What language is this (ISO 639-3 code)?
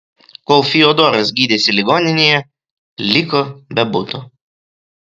lit